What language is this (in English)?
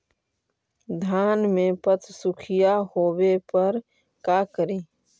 Magahi